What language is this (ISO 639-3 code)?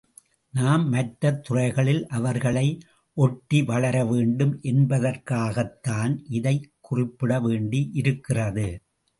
tam